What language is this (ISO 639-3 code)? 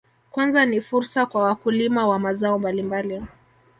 swa